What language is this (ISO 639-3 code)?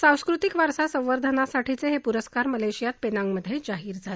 mar